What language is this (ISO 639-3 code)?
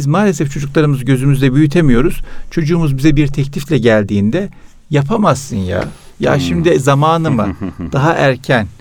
tur